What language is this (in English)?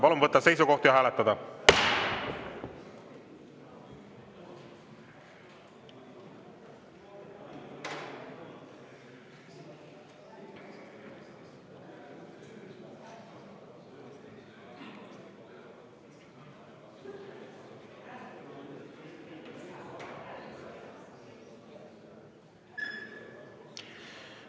Estonian